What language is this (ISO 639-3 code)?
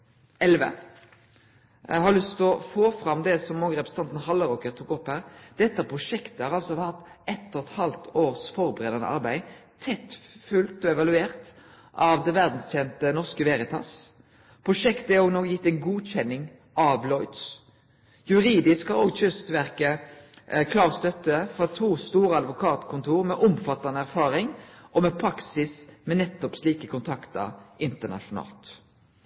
nno